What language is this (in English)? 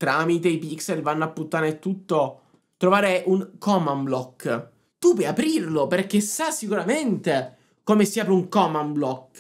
Italian